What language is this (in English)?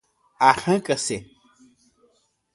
Portuguese